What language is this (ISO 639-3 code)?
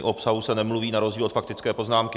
ces